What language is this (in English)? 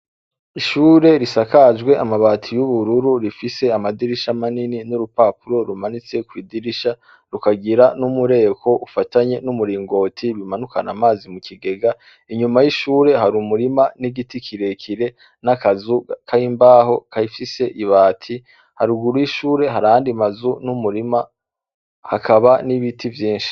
Rundi